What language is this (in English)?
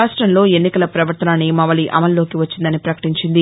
Telugu